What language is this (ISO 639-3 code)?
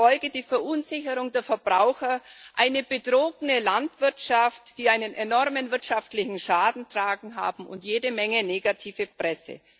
deu